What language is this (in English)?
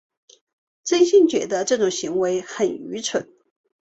Chinese